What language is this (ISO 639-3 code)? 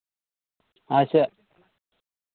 sat